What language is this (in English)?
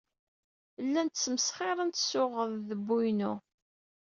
Kabyle